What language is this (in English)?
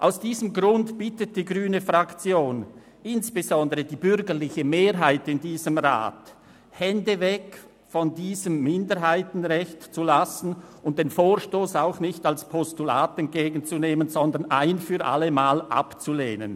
Swiss German